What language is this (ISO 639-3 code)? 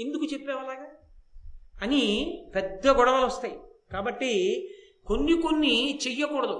tel